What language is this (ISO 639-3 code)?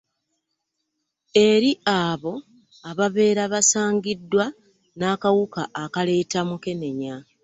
lug